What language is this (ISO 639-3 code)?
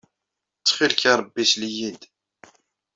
kab